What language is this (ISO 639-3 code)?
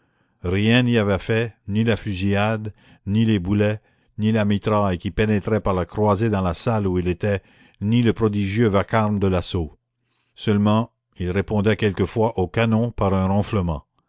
fra